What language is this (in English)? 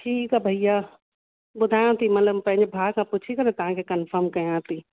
Sindhi